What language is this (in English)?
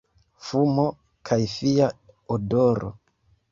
Esperanto